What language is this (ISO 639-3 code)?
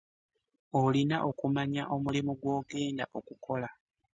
lug